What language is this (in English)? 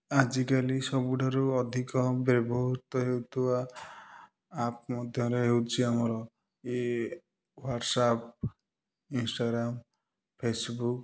Odia